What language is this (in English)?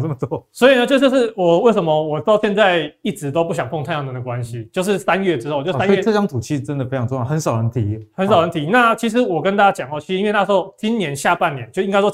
Chinese